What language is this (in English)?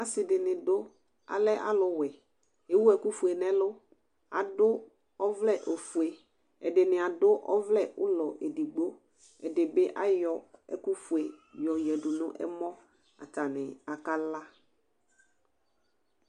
Ikposo